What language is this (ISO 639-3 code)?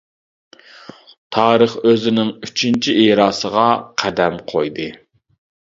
uig